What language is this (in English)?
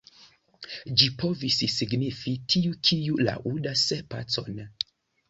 Esperanto